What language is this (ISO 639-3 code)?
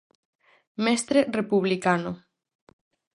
glg